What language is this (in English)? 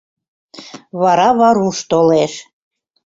Mari